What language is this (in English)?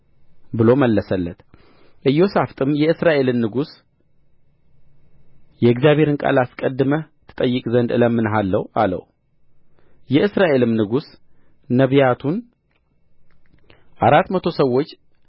Amharic